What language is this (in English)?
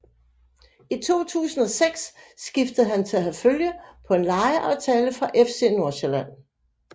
Danish